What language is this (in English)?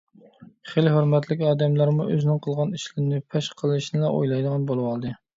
Uyghur